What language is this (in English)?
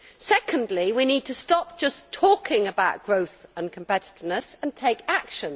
English